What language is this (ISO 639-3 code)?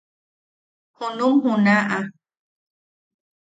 yaq